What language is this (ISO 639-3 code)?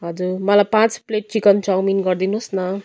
nep